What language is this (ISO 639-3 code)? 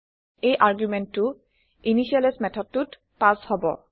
asm